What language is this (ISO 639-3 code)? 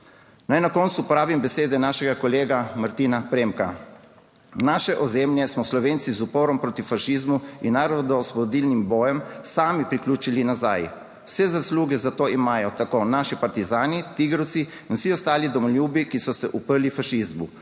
slv